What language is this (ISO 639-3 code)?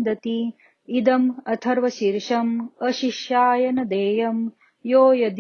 mar